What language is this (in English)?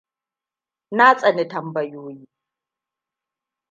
Hausa